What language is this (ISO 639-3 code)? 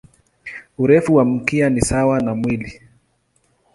swa